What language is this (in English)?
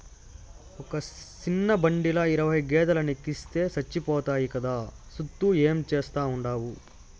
Telugu